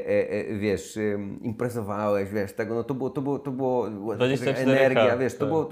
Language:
Polish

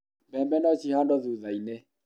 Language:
Kikuyu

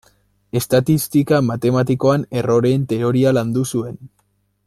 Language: Basque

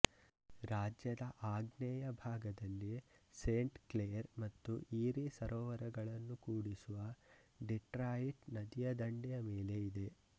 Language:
Kannada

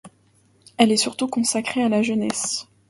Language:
French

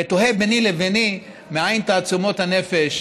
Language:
Hebrew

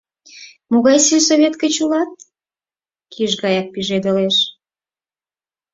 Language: Mari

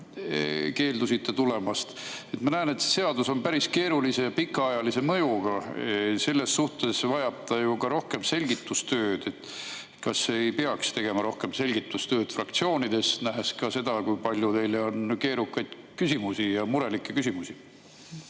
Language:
Estonian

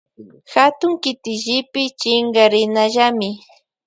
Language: Loja Highland Quichua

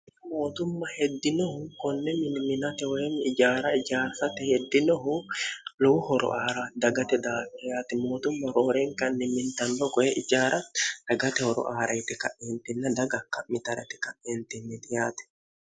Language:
Sidamo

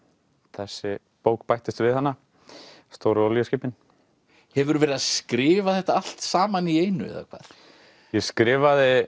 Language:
Icelandic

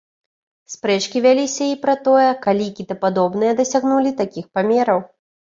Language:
Belarusian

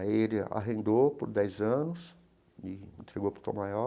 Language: Portuguese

